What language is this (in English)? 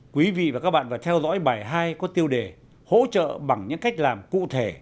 Vietnamese